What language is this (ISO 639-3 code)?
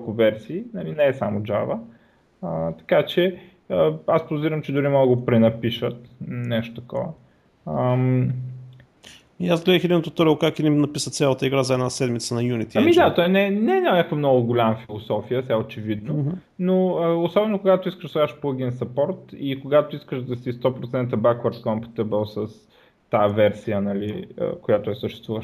bul